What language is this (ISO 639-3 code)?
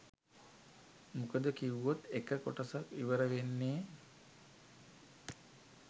sin